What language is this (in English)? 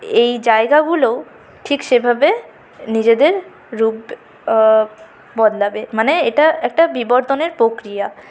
Bangla